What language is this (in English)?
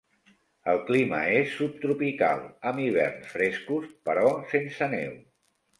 Catalan